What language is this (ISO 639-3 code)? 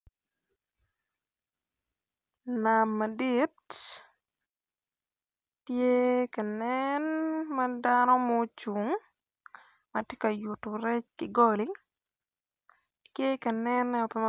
ach